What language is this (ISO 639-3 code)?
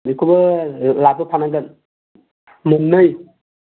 brx